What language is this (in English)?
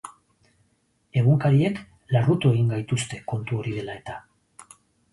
Basque